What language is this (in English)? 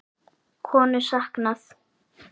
Icelandic